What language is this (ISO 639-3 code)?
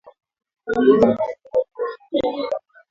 swa